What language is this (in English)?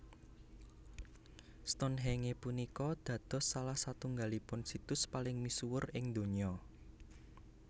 Javanese